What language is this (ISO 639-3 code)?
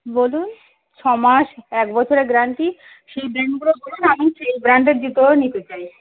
ben